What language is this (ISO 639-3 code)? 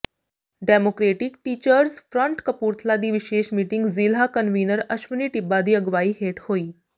pan